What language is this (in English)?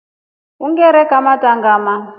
Rombo